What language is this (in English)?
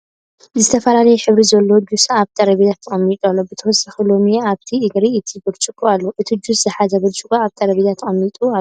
Tigrinya